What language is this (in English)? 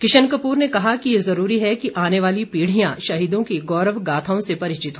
Hindi